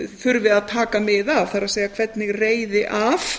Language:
Icelandic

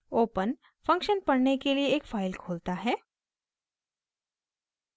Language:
Hindi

